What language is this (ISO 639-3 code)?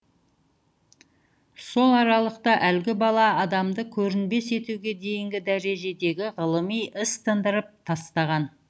kaz